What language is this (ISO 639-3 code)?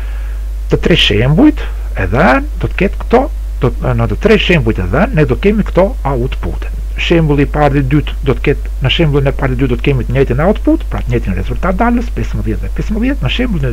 ron